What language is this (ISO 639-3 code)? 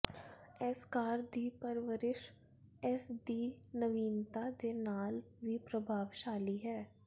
pan